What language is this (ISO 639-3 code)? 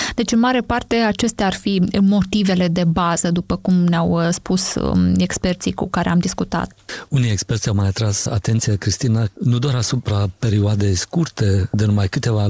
ron